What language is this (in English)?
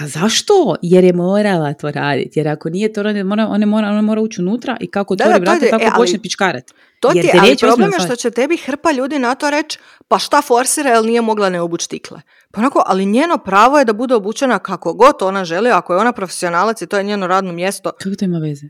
Croatian